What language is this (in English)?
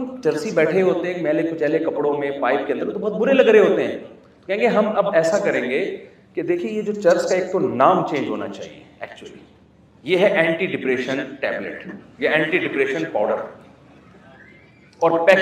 Urdu